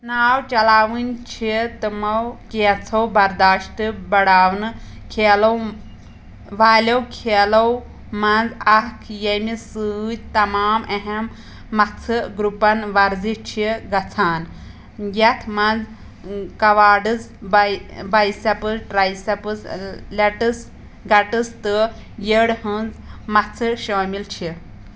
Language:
Kashmiri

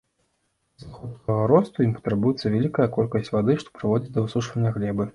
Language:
Belarusian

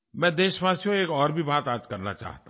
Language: Hindi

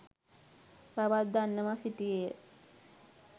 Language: Sinhala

